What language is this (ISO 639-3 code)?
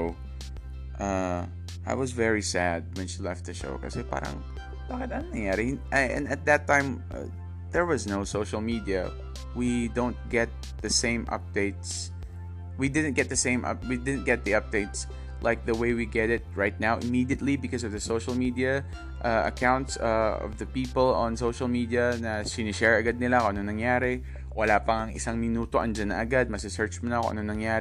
fil